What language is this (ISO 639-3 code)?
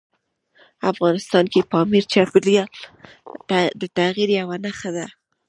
pus